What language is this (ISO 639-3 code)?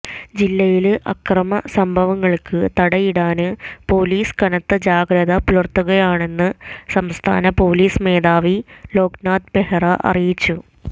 mal